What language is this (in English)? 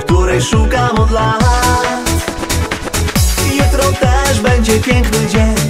Polish